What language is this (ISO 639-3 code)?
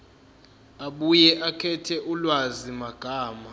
zul